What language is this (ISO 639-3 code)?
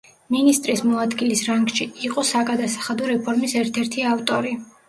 kat